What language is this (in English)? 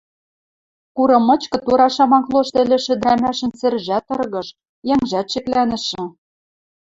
Western Mari